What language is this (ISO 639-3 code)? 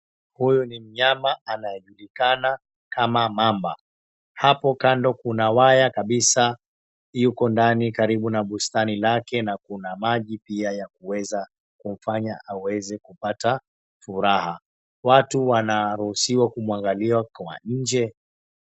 swa